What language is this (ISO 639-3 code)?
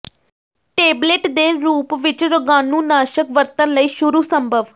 pan